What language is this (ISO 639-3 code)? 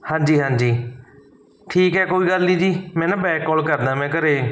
pan